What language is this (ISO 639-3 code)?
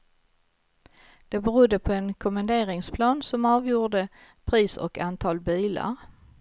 swe